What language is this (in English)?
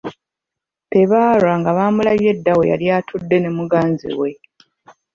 Ganda